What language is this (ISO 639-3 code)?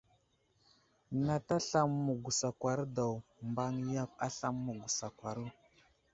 udl